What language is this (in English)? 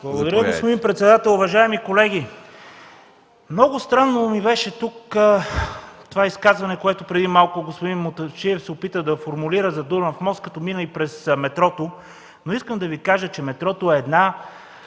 Bulgarian